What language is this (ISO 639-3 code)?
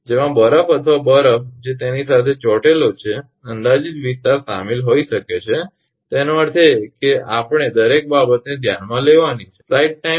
guj